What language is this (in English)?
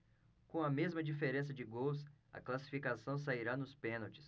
Portuguese